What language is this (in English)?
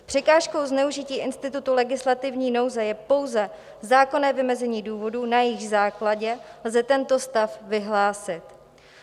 Czech